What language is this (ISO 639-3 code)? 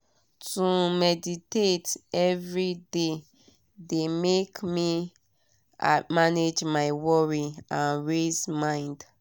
pcm